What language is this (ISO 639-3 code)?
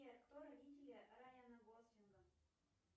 rus